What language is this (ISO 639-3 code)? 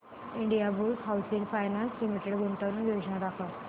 mar